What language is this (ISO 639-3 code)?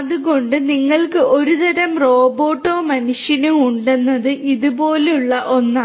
mal